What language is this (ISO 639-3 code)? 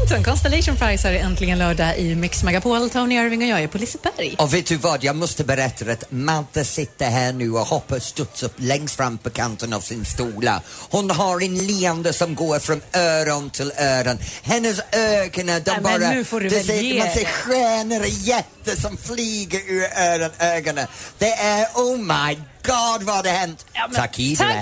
swe